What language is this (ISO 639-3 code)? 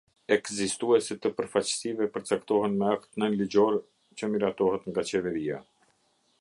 sqi